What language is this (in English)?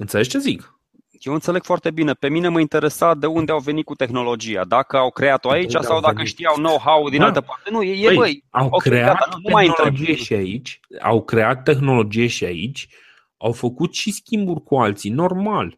Romanian